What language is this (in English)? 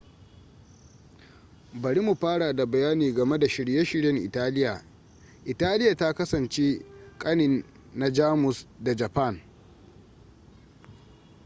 Hausa